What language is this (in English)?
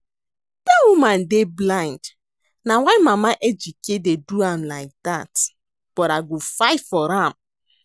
Nigerian Pidgin